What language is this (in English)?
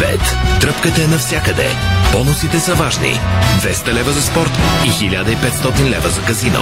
Bulgarian